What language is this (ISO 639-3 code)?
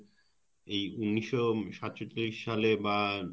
ben